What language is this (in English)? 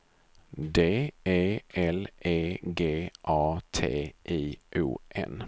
Swedish